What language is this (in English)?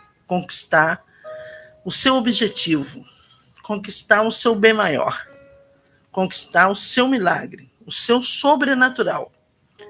Portuguese